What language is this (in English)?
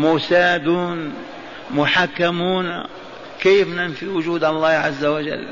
Arabic